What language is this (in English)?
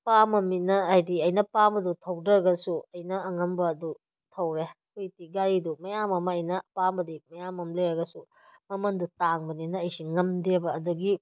Manipuri